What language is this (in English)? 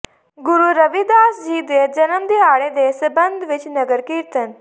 Punjabi